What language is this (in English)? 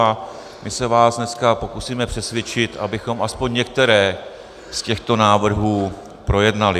Czech